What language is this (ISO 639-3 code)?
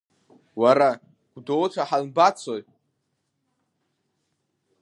abk